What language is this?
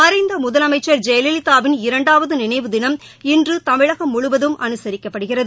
Tamil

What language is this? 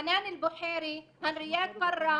Hebrew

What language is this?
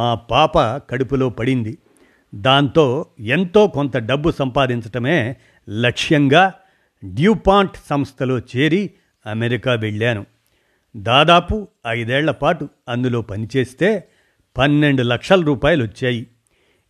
Telugu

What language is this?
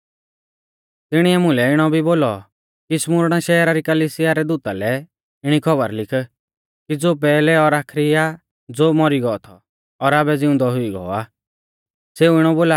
Mahasu Pahari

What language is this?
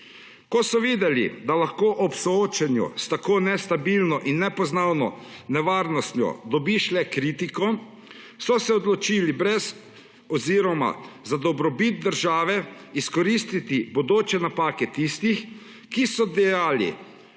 Slovenian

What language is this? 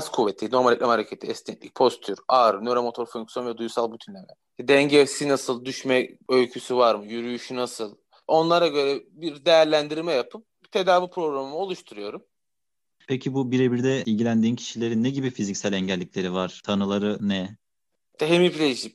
Turkish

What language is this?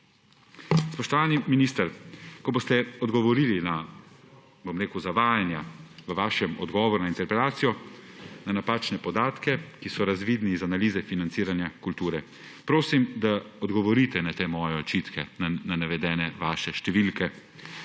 Slovenian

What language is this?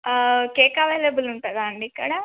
Telugu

